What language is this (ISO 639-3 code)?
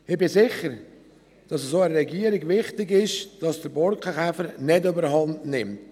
gsw